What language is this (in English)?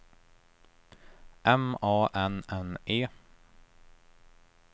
Swedish